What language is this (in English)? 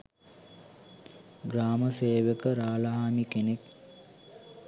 Sinhala